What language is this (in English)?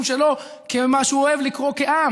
Hebrew